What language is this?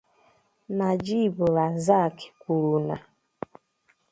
Igbo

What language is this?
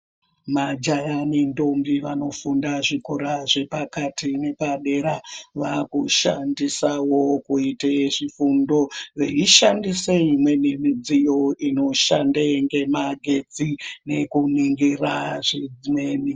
Ndau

